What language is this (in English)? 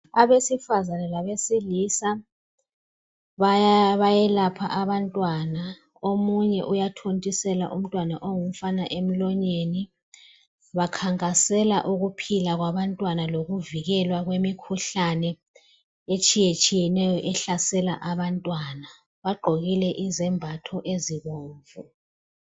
North Ndebele